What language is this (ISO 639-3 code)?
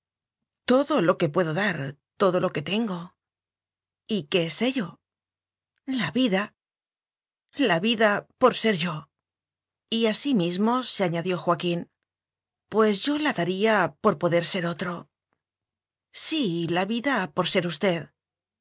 spa